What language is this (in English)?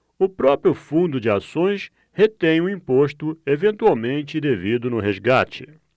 Portuguese